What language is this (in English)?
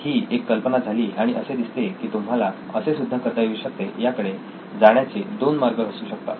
Marathi